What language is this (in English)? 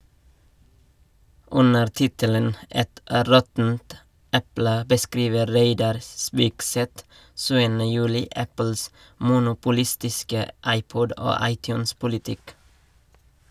Norwegian